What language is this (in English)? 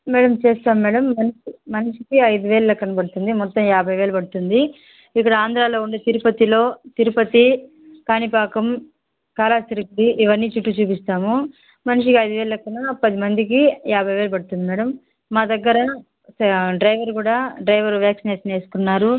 Telugu